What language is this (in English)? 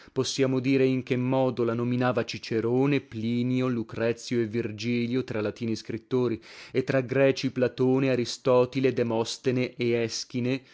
Italian